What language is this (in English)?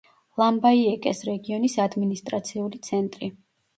Georgian